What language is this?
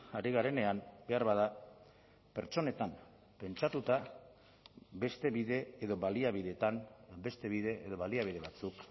Basque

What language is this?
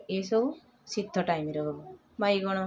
Odia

